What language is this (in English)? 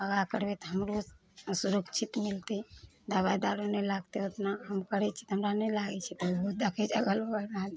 Maithili